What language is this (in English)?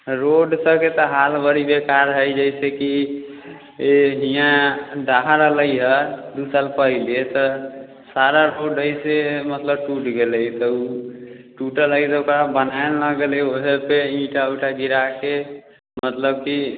Maithili